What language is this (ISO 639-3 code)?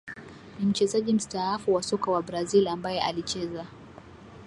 swa